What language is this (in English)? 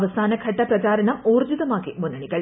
Malayalam